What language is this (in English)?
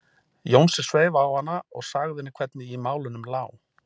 Icelandic